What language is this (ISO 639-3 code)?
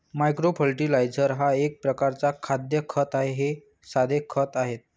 mar